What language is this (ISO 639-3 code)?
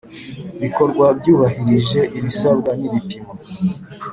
kin